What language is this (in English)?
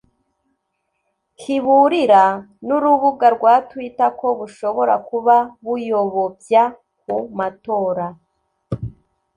Kinyarwanda